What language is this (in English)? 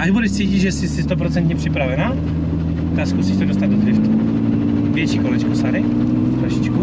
Czech